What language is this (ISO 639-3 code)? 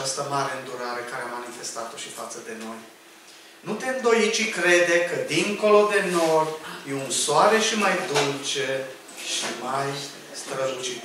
ron